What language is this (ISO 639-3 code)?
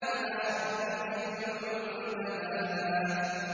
ara